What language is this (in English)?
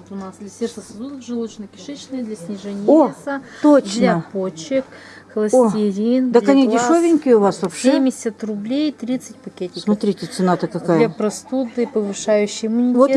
Russian